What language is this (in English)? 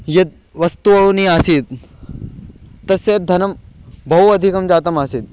Sanskrit